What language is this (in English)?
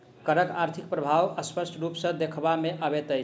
Maithili